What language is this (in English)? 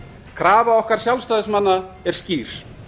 Icelandic